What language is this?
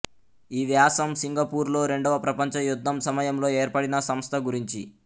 Telugu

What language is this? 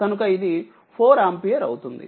Telugu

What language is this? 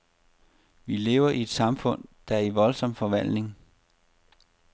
Danish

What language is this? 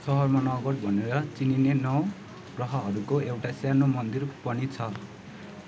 Nepali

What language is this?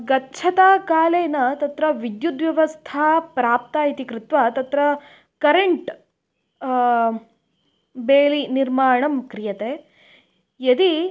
Sanskrit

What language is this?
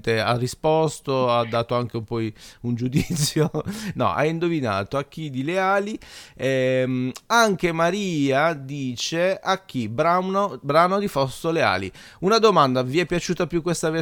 Italian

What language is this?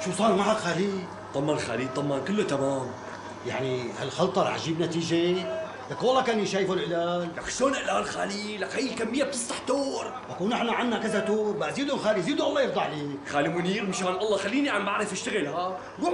Arabic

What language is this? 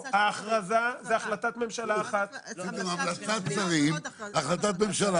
Hebrew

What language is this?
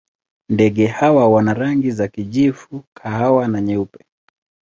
Swahili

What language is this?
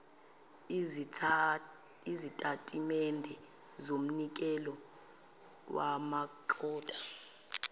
Zulu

